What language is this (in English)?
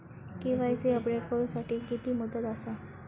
Marathi